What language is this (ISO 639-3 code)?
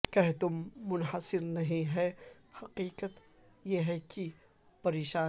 urd